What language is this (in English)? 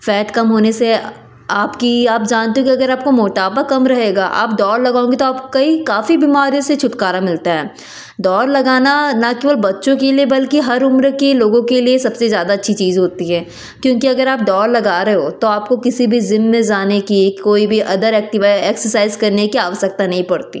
Hindi